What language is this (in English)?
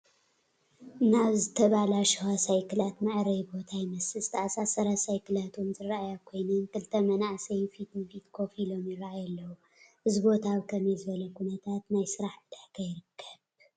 Tigrinya